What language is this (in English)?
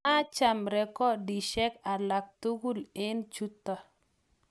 Kalenjin